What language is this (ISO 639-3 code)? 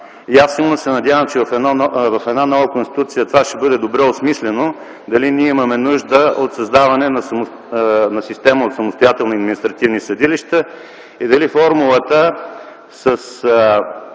bul